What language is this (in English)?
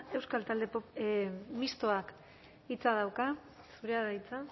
Basque